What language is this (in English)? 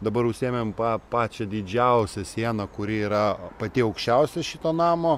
Lithuanian